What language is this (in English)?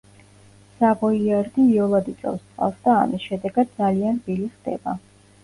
Georgian